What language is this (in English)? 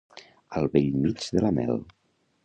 Catalan